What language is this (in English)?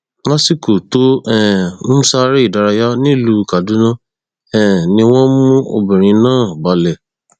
Yoruba